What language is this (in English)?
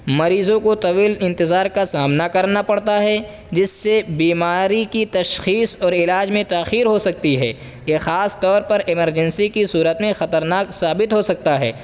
Urdu